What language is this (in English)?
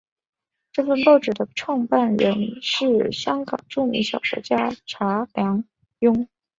Chinese